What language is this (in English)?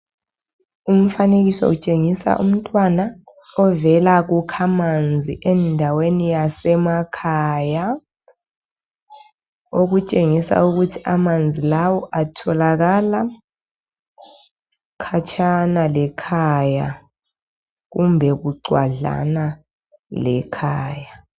North Ndebele